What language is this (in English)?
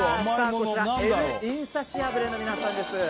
Japanese